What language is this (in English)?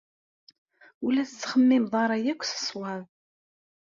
Kabyle